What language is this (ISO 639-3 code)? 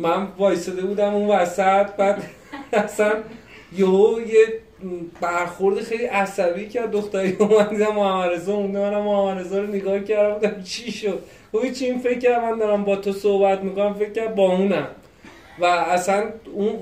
fas